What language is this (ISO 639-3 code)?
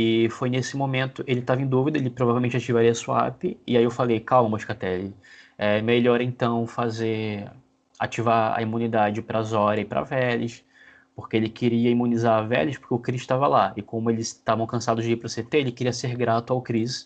por